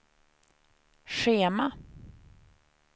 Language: Swedish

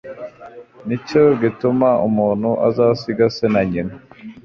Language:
Kinyarwanda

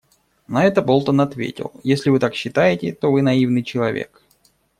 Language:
Russian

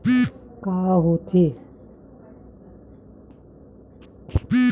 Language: Chhattisgarhi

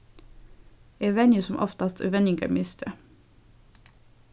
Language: Faroese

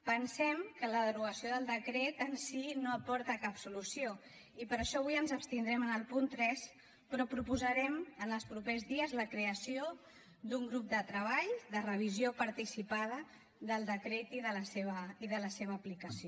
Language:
Catalan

